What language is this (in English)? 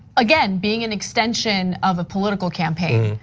English